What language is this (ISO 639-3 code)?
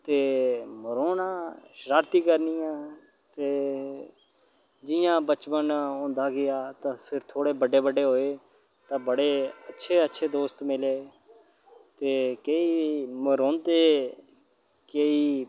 doi